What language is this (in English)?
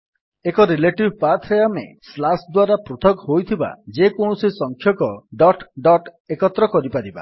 Odia